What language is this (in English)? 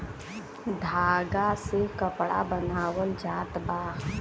Bhojpuri